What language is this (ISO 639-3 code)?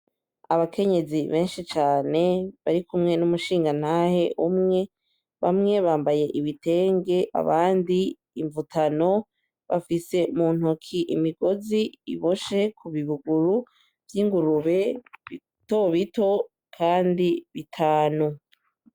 run